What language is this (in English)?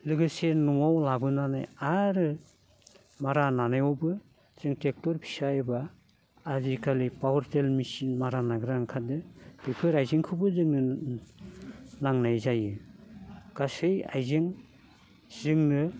Bodo